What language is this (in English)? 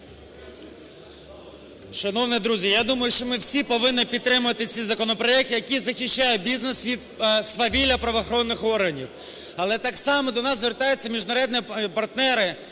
Ukrainian